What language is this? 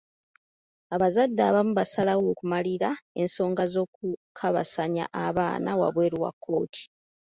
Ganda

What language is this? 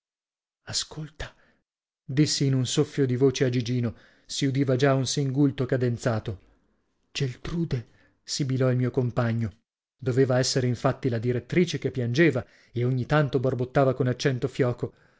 Italian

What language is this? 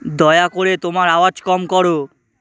Bangla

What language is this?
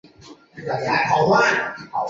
Chinese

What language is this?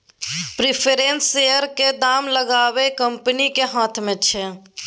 Maithili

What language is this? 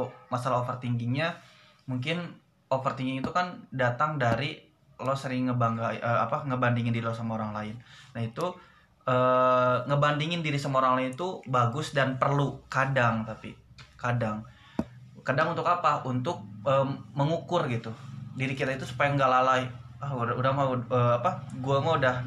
Indonesian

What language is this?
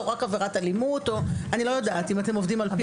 Hebrew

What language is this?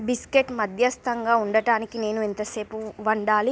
Telugu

